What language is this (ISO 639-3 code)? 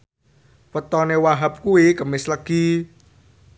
jav